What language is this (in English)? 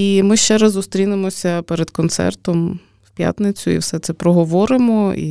Ukrainian